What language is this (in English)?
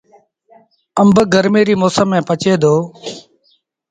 Sindhi Bhil